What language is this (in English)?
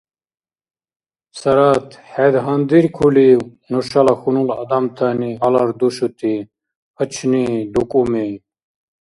Dargwa